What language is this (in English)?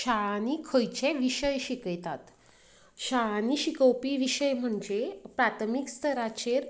Konkani